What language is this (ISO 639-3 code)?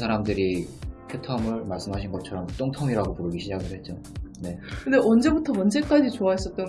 kor